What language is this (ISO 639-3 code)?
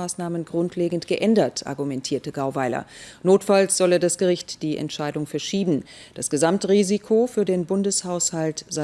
deu